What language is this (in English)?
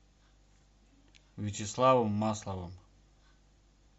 Russian